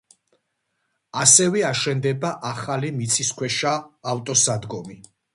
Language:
Georgian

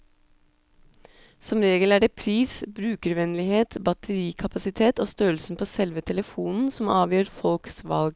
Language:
Norwegian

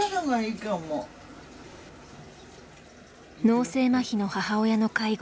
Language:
Japanese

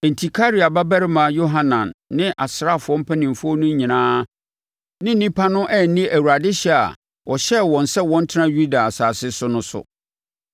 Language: Akan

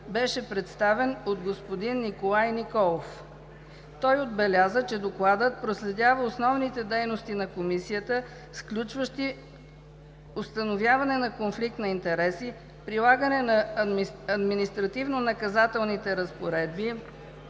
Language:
Bulgarian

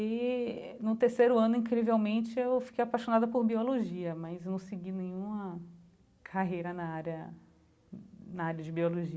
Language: Portuguese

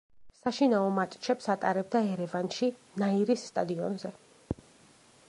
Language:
Georgian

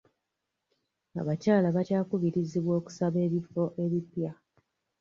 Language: Ganda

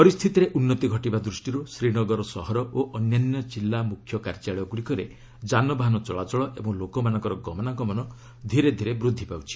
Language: Odia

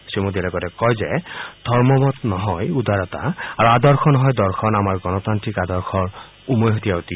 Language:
Assamese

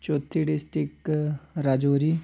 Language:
Dogri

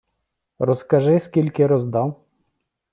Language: Ukrainian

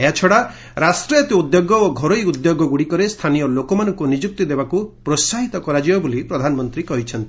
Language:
Odia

